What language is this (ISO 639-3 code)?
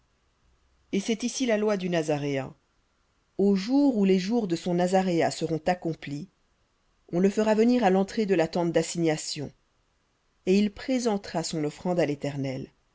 fra